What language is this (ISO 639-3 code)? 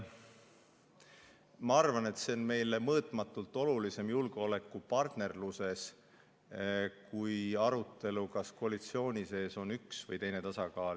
est